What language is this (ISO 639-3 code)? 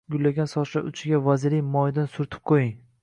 uzb